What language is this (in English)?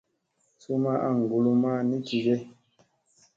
Musey